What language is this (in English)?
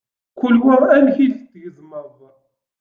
Kabyle